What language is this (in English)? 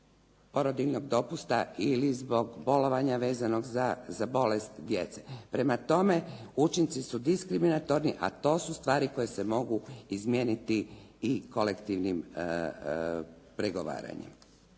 Croatian